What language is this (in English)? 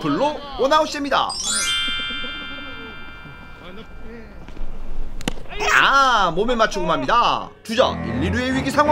Korean